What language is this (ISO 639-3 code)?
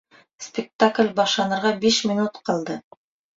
bak